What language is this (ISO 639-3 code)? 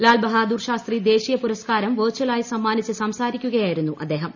mal